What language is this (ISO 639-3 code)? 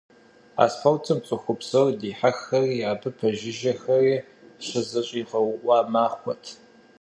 kbd